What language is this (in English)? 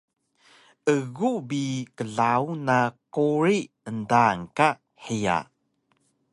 Taroko